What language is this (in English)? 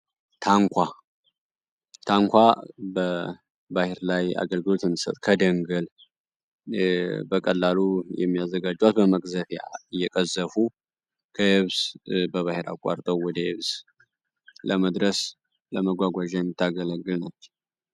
Amharic